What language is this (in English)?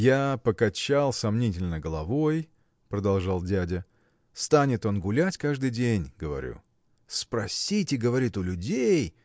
Russian